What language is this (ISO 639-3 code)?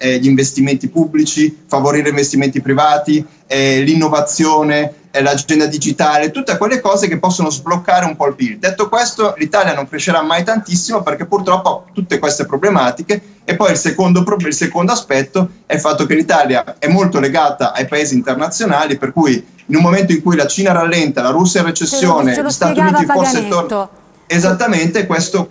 ita